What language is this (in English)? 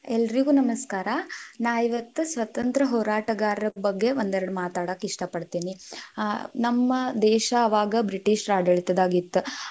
Kannada